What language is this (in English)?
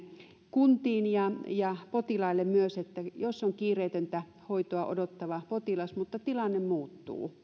Finnish